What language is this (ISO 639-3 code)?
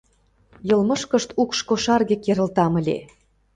chm